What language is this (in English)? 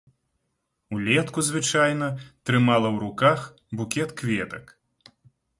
Belarusian